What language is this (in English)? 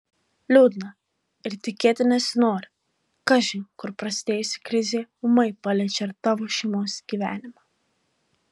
Lithuanian